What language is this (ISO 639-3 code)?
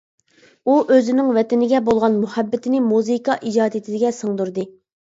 uig